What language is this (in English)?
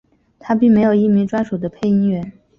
Chinese